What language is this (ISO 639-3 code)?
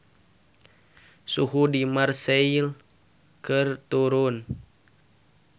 sun